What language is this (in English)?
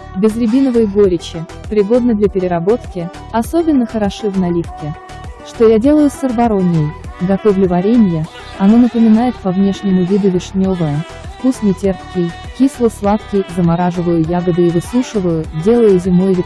Russian